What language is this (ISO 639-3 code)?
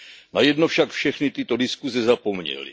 ces